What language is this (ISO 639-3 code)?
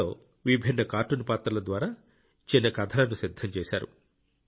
tel